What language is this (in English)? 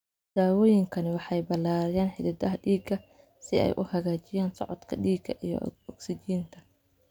Somali